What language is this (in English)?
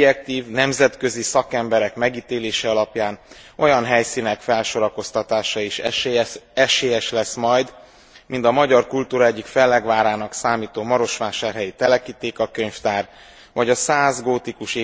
Hungarian